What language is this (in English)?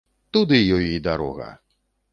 Belarusian